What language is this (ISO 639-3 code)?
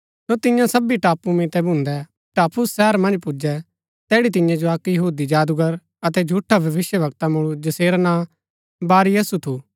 gbk